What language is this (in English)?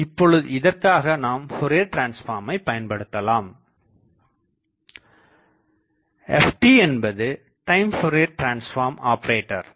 Tamil